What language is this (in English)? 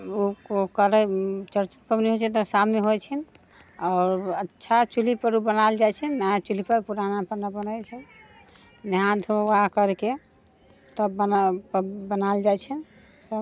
Maithili